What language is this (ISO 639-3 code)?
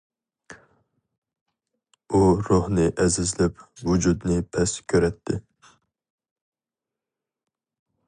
uig